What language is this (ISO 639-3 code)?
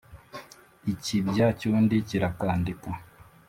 kin